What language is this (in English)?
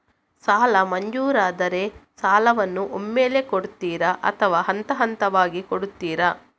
Kannada